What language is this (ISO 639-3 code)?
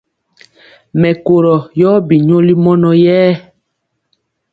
mcx